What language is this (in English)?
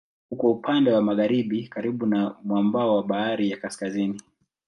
Swahili